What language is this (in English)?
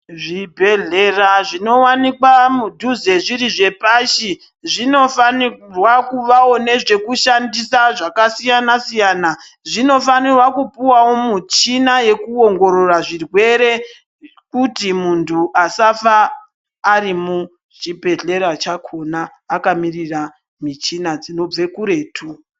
Ndau